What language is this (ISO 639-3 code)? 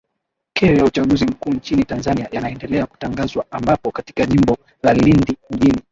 swa